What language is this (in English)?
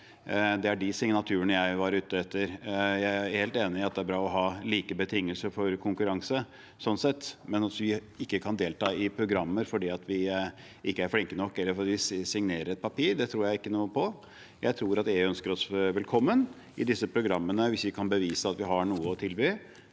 Norwegian